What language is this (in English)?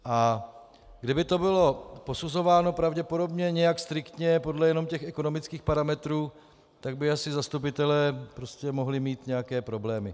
Czech